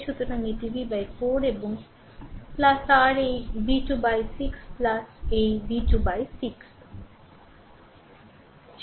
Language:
Bangla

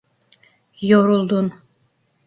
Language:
Turkish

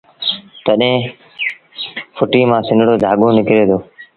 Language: Sindhi Bhil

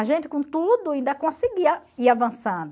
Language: Portuguese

